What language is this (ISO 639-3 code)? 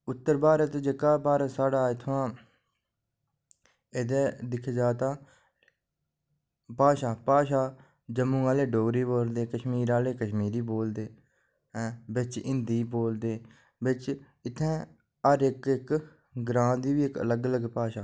doi